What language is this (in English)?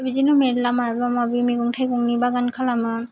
Bodo